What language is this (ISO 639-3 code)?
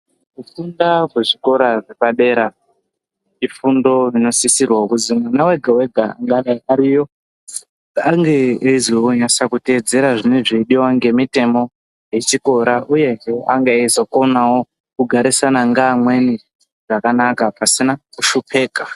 ndc